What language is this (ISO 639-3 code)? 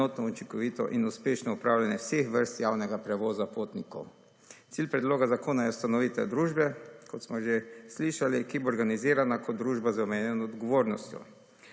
slv